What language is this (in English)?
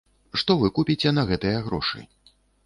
Belarusian